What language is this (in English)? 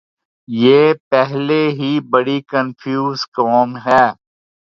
Urdu